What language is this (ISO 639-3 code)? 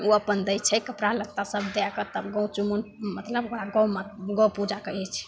mai